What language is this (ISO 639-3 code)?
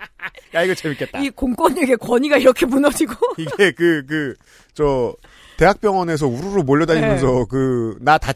kor